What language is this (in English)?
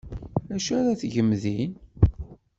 Kabyle